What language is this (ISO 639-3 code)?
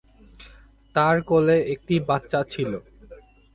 ben